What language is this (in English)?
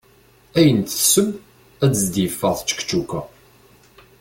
Kabyle